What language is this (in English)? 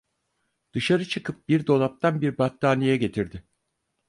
Turkish